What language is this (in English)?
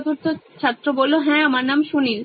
Bangla